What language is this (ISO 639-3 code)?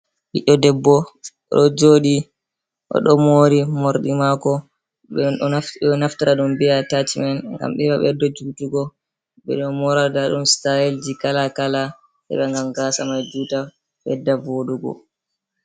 ful